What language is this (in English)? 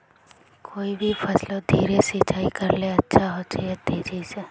Magahi